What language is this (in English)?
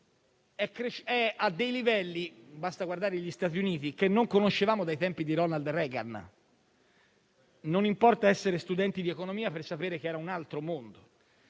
Italian